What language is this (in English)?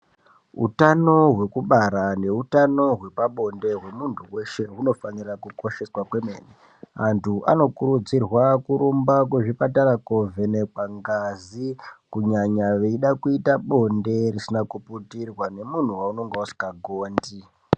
Ndau